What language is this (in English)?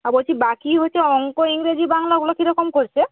Bangla